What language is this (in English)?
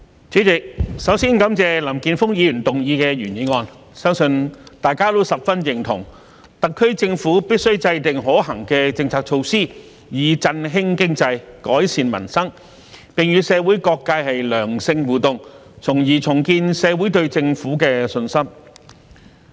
Cantonese